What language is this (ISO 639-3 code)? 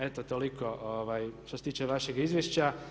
hrv